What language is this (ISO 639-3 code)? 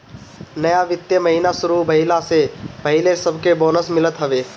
bho